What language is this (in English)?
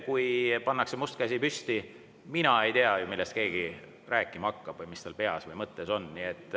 Estonian